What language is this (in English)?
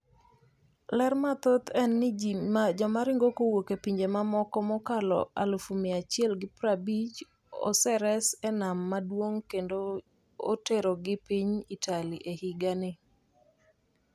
Luo (Kenya and Tanzania)